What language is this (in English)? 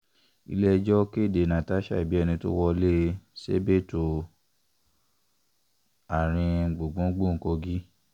Yoruba